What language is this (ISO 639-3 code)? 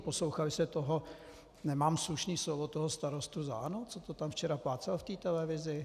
ces